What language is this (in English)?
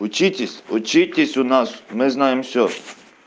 Russian